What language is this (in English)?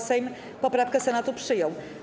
Polish